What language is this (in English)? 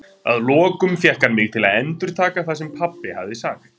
Icelandic